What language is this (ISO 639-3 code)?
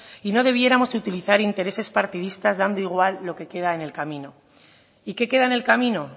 spa